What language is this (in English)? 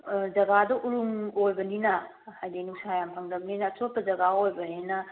Manipuri